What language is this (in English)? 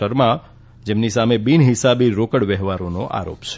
Gujarati